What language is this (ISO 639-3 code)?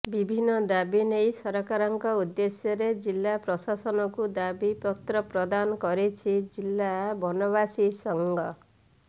ori